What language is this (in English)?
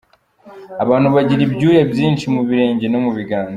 Kinyarwanda